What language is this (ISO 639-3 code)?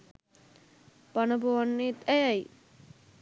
sin